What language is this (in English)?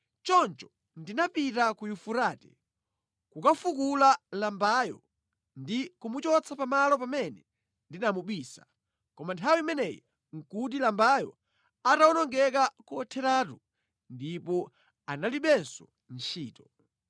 Nyanja